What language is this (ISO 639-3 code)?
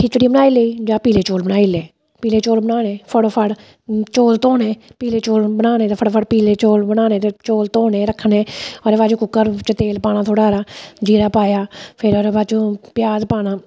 doi